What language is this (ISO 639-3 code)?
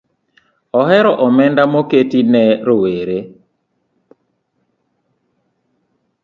luo